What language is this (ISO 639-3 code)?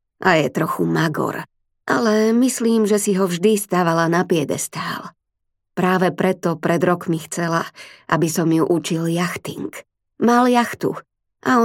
slk